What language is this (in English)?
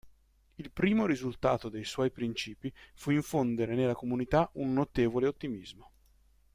Italian